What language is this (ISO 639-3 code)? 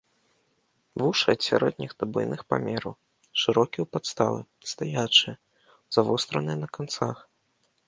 bel